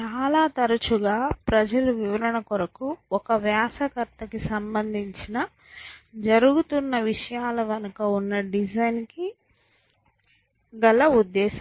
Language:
Telugu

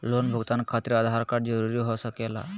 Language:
Magahi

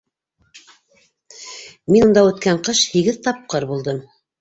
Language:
Bashkir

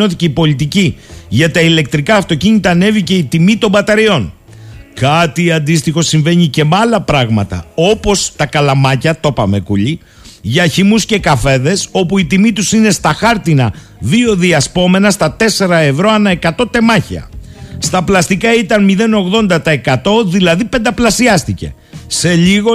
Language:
Greek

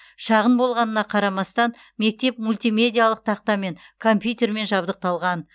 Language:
Kazakh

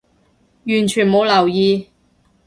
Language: Cantonese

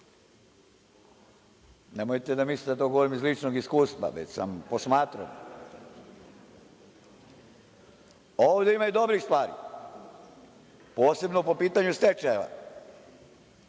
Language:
Serbian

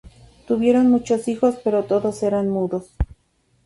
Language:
Spanish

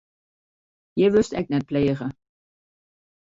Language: Western Frisian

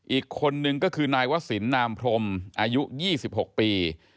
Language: Thai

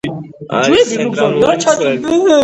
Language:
Georgian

